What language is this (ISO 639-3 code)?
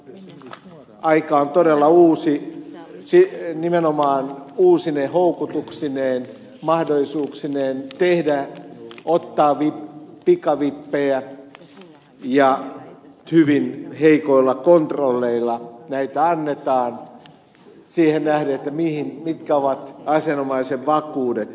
fin